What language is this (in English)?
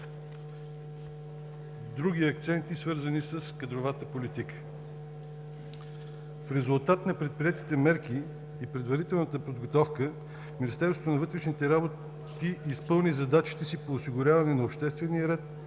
Bulgarian